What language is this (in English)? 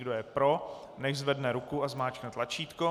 Czech